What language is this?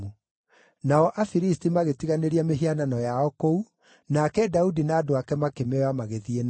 Kikuyu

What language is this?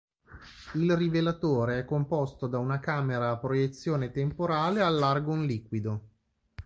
Italian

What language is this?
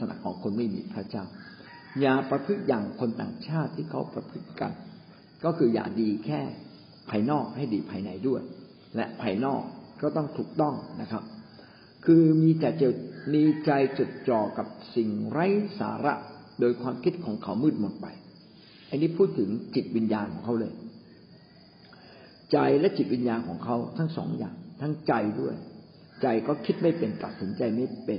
Thai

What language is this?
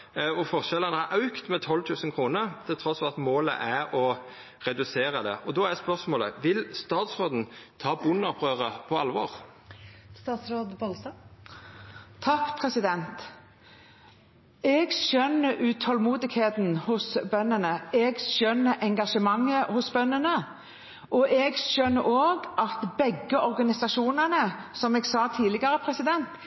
Norwegian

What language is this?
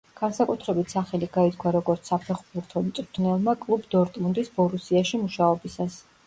Georgian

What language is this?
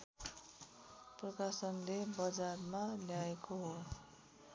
Nepali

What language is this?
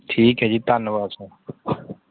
Punjabi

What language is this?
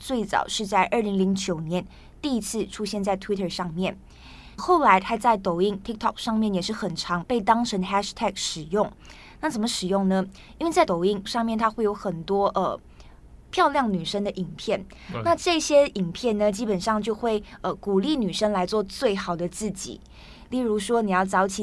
Chinese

